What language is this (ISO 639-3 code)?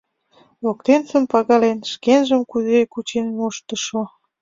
chm